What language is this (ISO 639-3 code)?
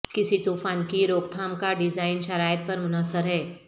urd